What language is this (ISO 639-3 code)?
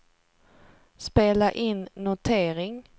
swe